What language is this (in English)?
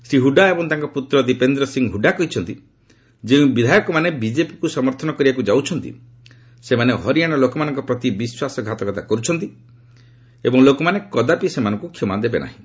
Odia